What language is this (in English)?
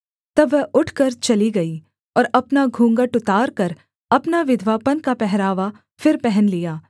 Hindi